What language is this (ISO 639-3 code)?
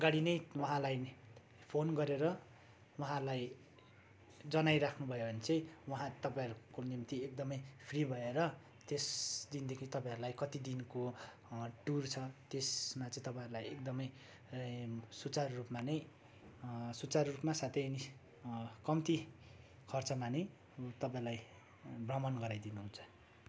nep